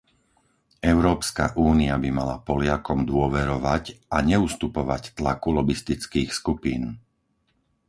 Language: Slovak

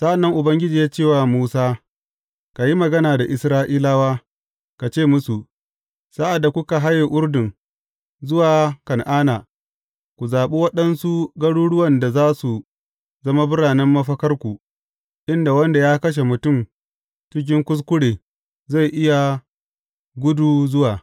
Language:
Hausa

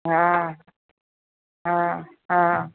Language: Sindhi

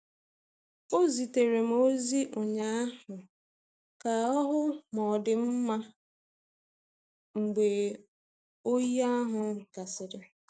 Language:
Igbo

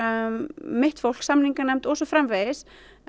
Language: Icelandic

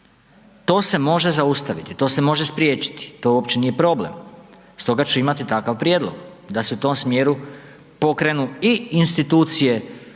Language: Croatian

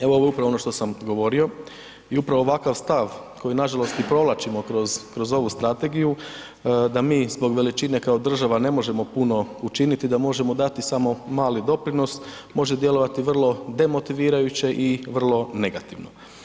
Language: Croatian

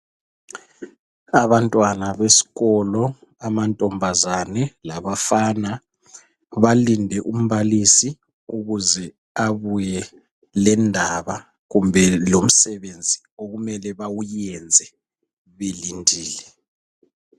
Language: North Ndebele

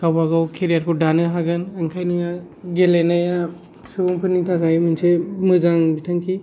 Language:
Bodo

